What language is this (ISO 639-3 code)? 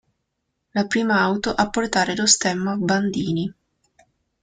ita